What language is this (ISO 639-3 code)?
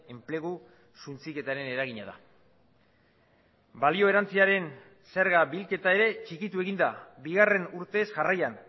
eus